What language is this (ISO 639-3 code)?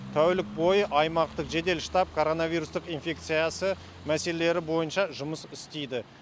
kaz